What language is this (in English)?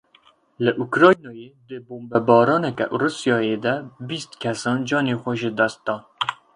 Kurdish